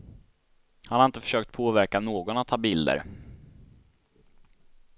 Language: Swedish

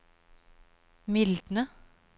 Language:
Norwegian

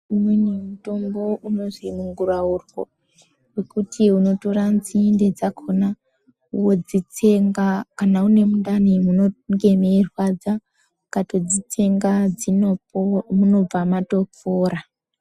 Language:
Ndau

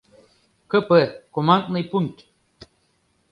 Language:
Mari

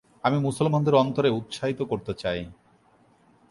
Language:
Bangla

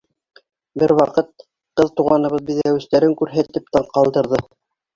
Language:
Bashkir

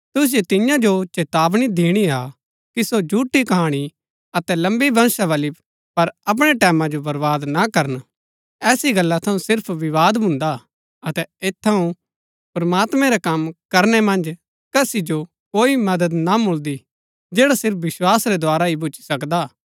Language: Gaddi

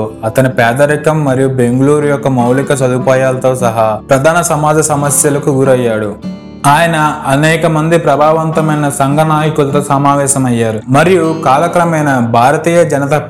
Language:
Telugu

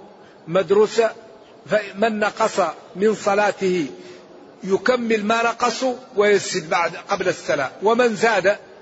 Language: Arabic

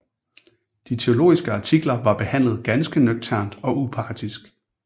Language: Danish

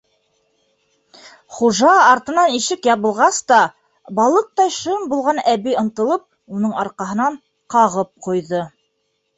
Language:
Bashkir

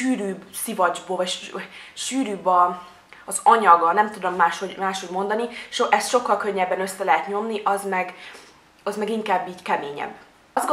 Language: Hungarian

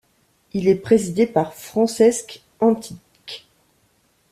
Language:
French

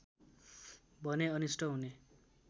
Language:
Nepali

